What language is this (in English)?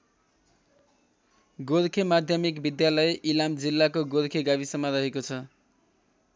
Nepali